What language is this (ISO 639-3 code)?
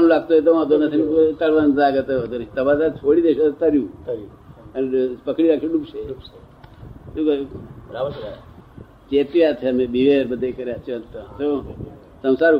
guj